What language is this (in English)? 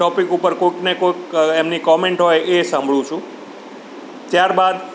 Gujarati